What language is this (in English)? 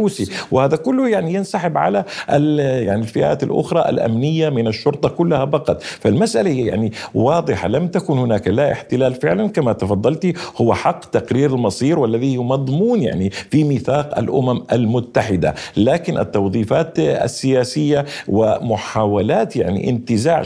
Arabic